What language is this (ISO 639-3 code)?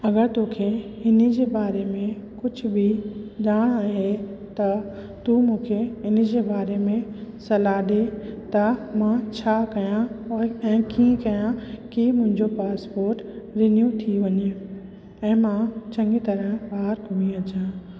snd